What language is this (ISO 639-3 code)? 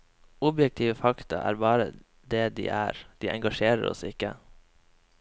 nor